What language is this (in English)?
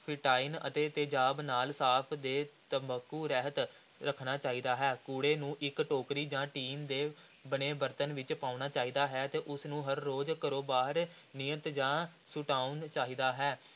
Punjabi